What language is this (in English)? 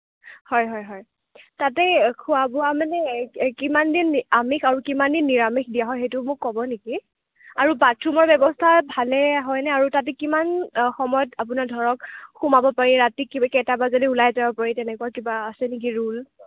Assamese